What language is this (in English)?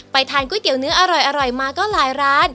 Thai